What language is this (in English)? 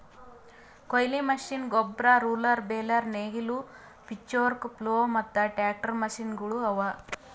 Kannada